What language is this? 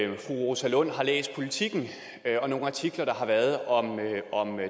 Danish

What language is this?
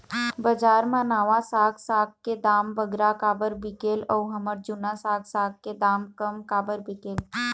Chhattisgarhi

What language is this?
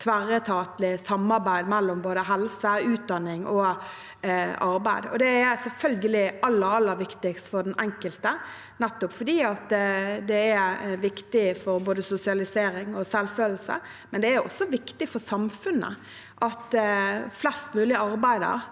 Norwegian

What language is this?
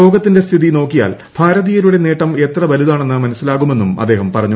Malayalam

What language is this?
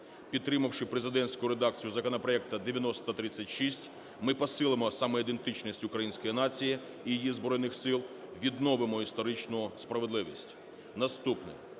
Ukrainian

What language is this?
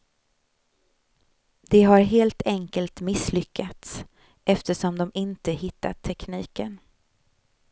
Swedish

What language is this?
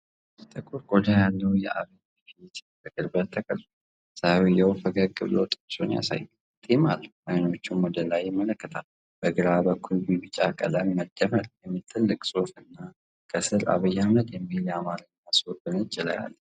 Amharic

